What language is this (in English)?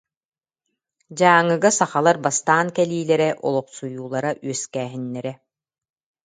Yakut